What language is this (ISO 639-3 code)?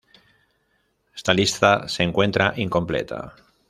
spa